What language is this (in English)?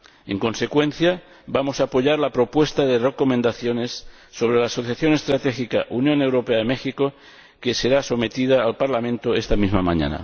Spanish